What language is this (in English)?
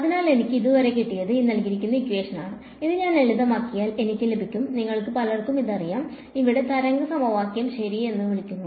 Malayalam